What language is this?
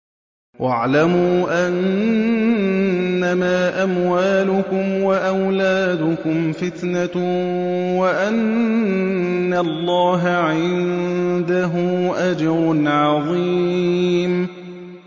Arabic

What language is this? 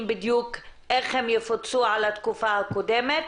Hebrew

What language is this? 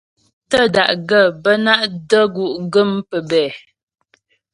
Ghomala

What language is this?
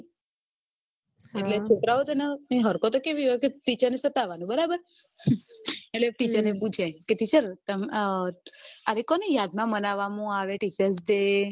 Gujarati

